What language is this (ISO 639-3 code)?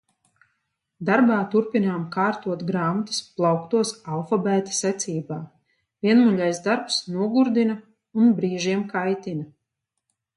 lav